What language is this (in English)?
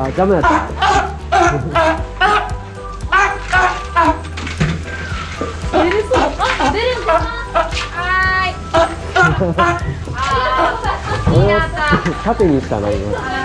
Japanese